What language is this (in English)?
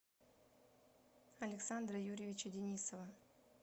Russian